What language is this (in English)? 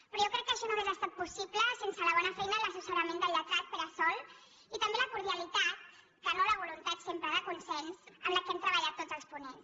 Catalan